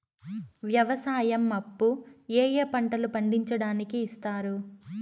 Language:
Telugu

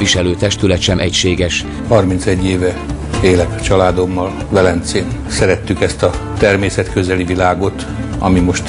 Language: Hungarian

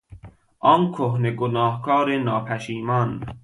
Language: Persian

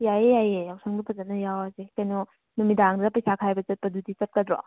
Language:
Manipuri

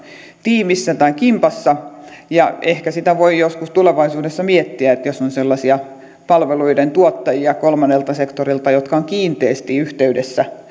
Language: Finnish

